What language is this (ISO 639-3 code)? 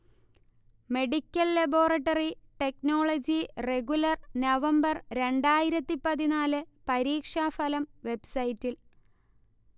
mal